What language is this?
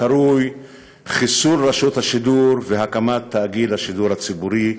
Hebrew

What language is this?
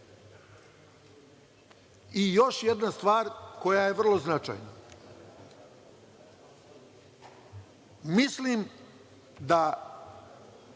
Serbian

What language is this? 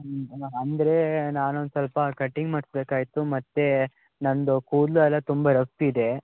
Kannada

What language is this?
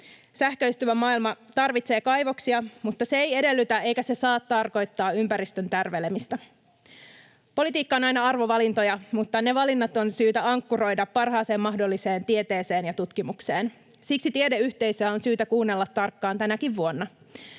Finnish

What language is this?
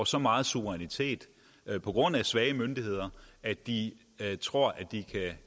Danish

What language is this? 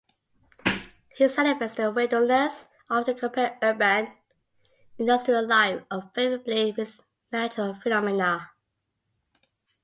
English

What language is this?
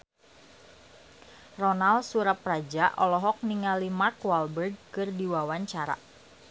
Sundanese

